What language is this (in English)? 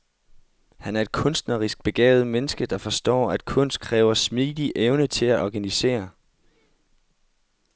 Danish